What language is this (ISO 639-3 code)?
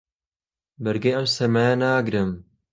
ckb